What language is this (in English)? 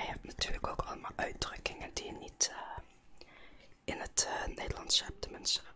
Dutch